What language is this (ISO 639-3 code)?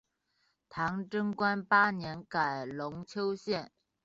zho